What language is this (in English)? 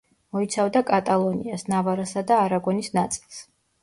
Georgian